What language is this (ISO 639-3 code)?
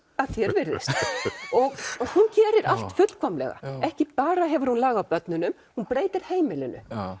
isl